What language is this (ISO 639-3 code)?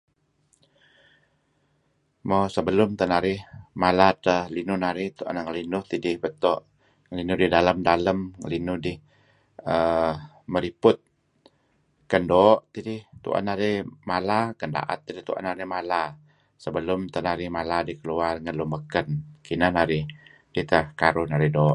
kzi